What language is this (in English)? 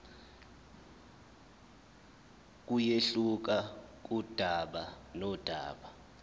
Zulu